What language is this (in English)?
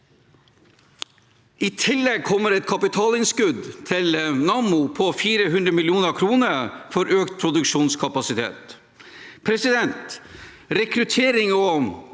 Norwegian